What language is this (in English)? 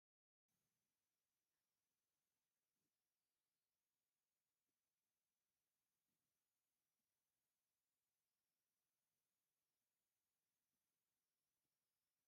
Tigrinya